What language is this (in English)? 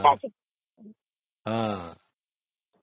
Odia